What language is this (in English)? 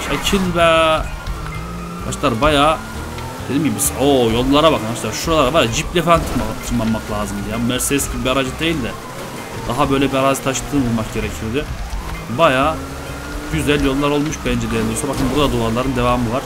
Turkish